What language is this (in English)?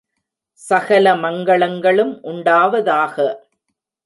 Tamil